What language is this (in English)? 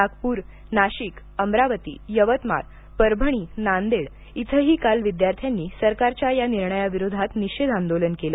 Marathi